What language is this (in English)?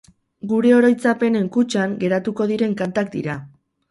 Basque